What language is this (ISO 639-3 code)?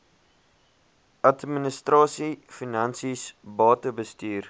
afr